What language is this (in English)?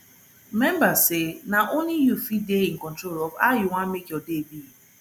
Nigerian Pidgin